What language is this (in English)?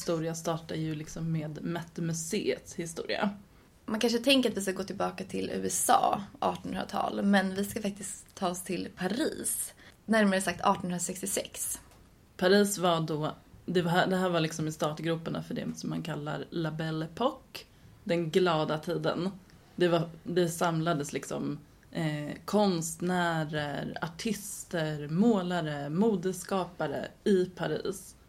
Swedish